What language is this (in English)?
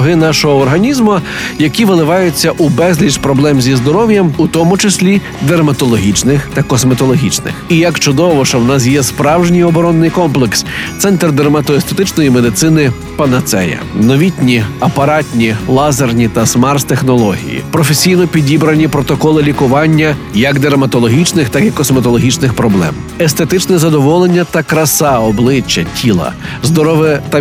Ukrainian